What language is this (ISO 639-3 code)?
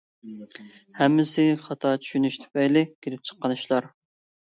uig